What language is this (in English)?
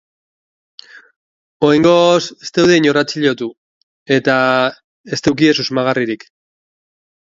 Basque